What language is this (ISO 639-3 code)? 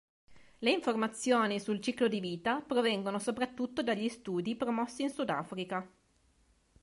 ita